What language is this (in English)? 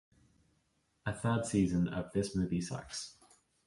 English